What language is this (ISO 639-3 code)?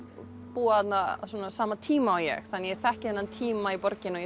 isl